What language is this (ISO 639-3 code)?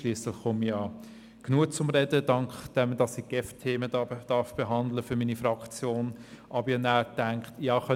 gsw